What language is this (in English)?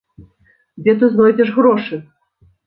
Belarusian